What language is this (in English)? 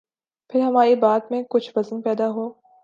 Urdu